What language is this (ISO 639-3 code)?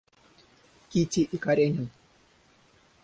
rus